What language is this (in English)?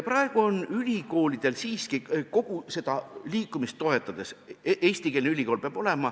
Estonian